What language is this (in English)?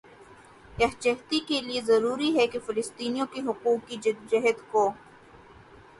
Urdu